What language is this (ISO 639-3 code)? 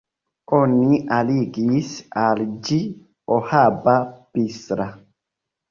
epo